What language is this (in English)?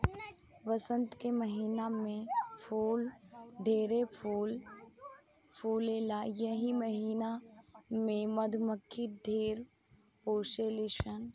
Bhojpuri